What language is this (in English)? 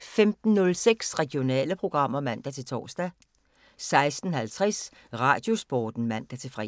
Danish